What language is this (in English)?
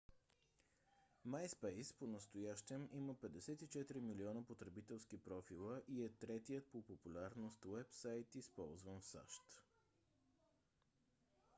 Bulgarian